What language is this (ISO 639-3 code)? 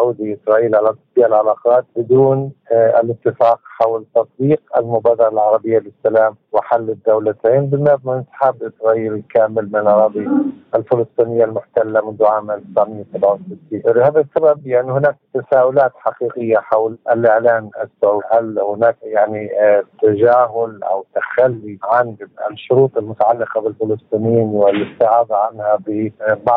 ara